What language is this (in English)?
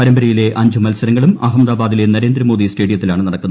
Malayalam